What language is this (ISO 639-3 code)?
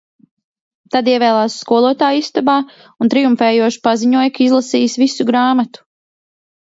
lav